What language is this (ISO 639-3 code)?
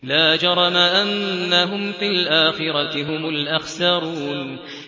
ara